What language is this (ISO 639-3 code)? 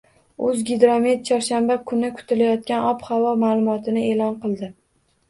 uzb